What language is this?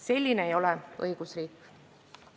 Estonian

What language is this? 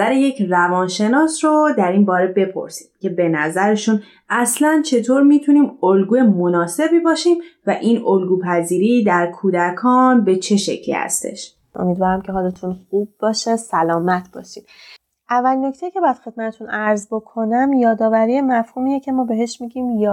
Persian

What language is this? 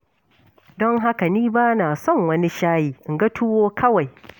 Hausa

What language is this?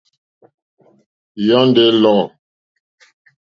Mokpwe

